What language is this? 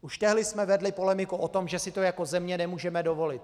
Czech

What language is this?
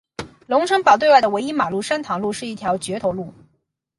Chinese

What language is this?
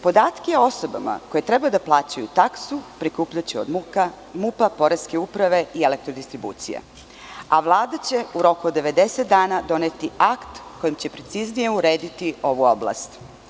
Serbian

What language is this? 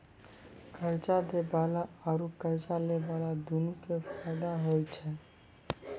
Maithili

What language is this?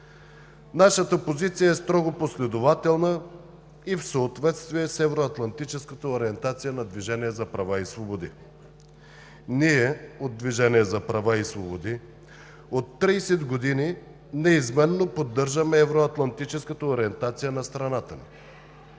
Bulgarian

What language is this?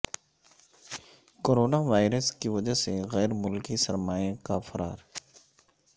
Urdu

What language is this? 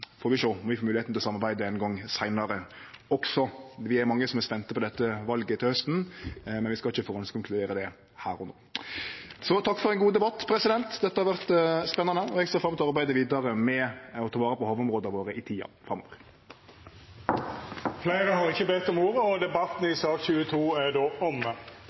Norwegian Nynorsk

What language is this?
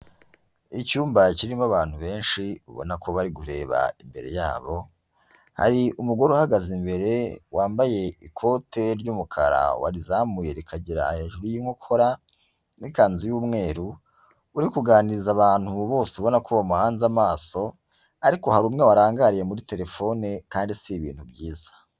Kinyarwanda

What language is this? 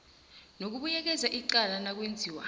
South Ndebele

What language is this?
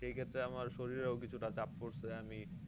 Bangla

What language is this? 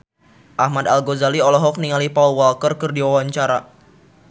Sundanese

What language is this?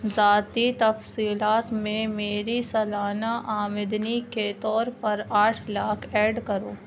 Urdu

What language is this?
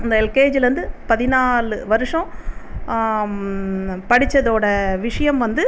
Tamil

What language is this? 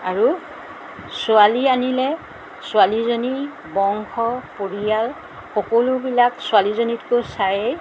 Assamese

